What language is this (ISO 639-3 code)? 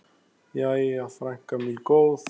isl